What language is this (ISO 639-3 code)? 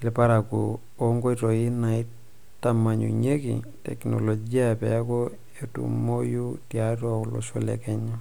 mas